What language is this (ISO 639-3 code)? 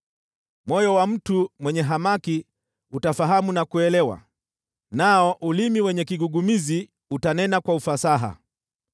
swa